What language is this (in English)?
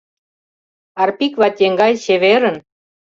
Mari